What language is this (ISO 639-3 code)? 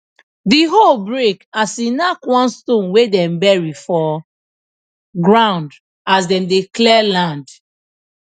pcm